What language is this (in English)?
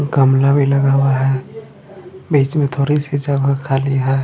Hindi